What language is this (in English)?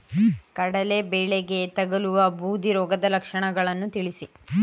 Kannada